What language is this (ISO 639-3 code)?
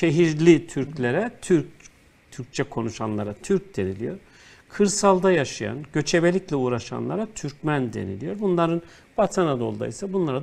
tur